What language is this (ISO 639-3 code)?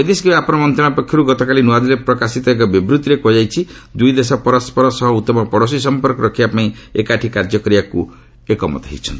ori